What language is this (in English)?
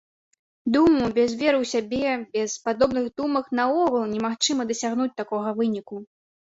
Belarusian